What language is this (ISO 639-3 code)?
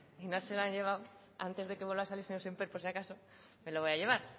spa